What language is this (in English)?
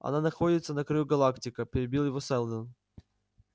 Russian